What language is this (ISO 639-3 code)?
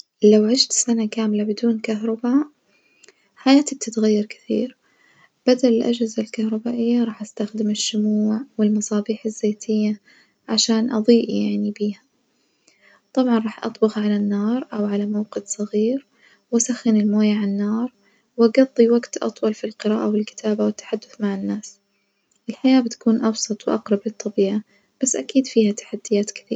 ars